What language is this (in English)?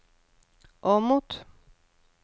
Norwegian